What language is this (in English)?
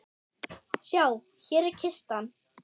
Icelandic